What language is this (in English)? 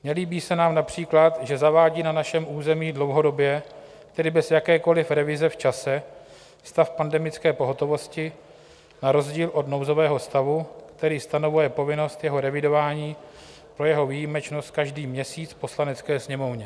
Czech